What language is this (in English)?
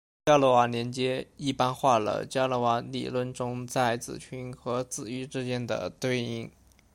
Chinese